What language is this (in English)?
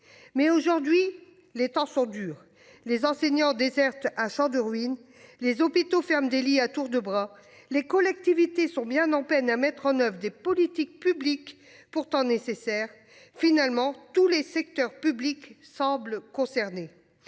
French